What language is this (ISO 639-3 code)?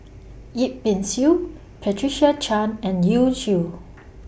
eng